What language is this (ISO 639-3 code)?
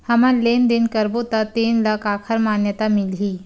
hne